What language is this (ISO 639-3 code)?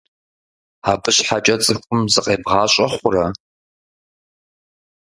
kbd